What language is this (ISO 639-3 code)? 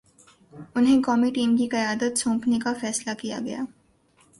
urd